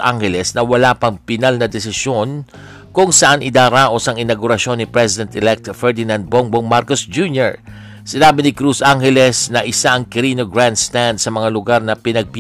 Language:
Filipino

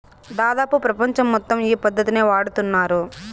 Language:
Telugu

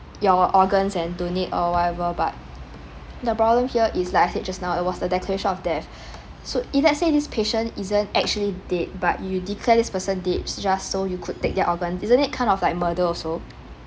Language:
English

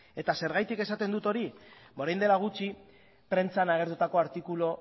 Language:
Basque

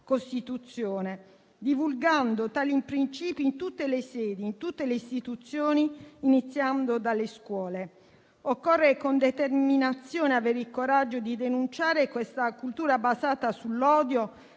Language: Italian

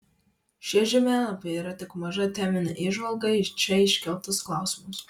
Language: Lithuanian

